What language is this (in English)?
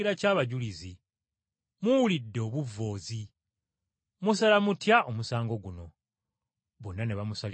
Ganda